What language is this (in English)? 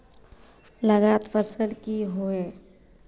Magahi